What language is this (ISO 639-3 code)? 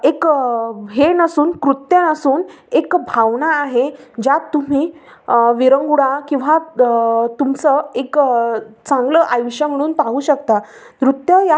mar